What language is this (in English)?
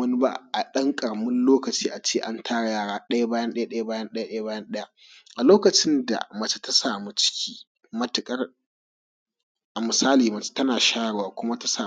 Hausa